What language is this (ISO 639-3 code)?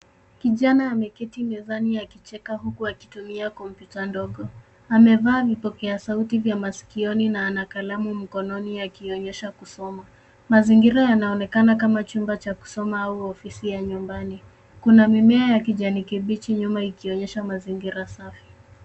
swa